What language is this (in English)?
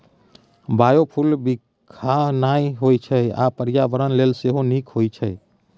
Maithili